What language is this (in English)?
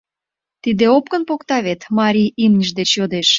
Mari